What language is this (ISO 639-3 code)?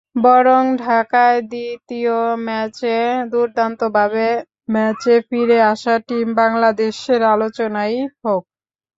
ben